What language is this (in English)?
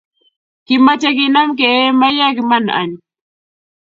Kalenjin